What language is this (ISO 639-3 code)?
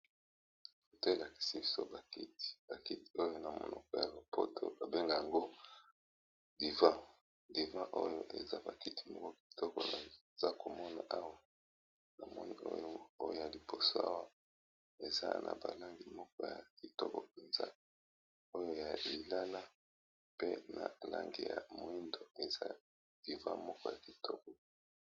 lin